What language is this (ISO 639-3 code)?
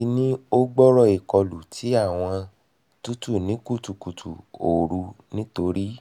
yor